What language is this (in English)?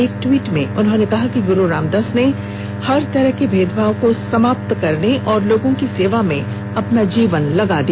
Hindi